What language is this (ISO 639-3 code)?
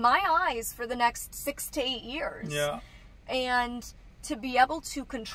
eng